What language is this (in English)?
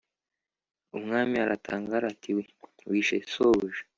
Kinyarwanda